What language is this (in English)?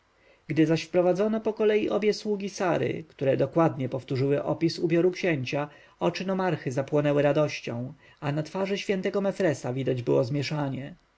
Polish